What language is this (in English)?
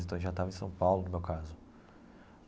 Portuguese